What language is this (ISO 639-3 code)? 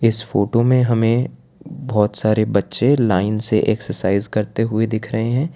hin